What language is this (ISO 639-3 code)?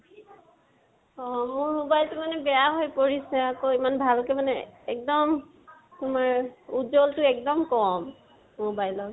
asm